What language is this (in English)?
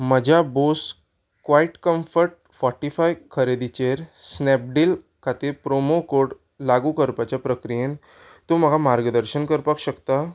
Konkani